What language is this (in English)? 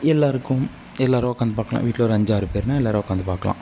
Tamil